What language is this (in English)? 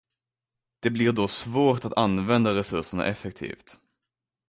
Swedish